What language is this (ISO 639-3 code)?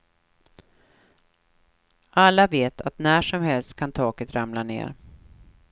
swe